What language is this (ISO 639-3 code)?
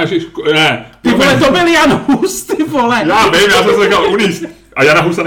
ces